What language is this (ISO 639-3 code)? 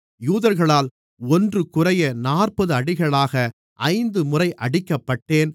tam